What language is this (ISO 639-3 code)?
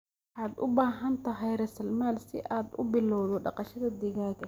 som